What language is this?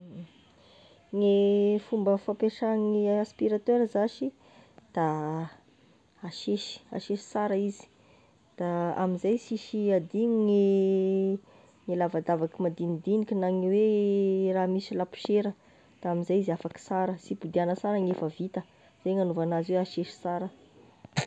Tesaka Malagasy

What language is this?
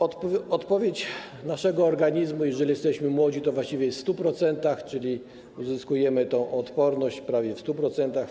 Polish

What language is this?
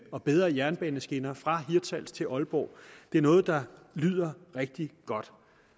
Danish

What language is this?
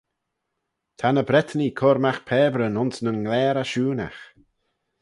Manx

